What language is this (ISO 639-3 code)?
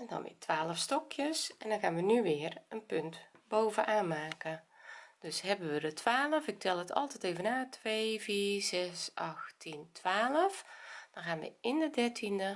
nld